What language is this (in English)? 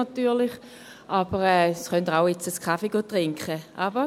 Swiss German